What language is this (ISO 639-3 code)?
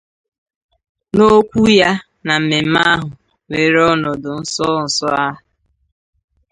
ibo